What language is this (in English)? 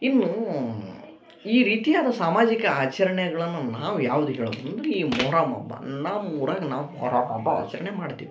Kannada